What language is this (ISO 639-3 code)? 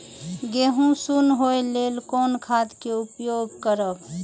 mai